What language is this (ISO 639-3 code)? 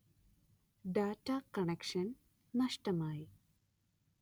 mal